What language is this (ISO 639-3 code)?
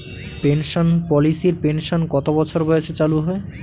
ben